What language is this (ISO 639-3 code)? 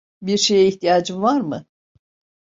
tur